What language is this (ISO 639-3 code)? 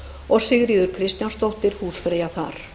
isl